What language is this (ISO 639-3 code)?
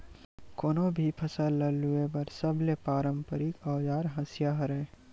hne